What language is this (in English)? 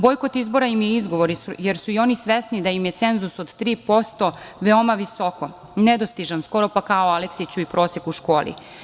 Serbian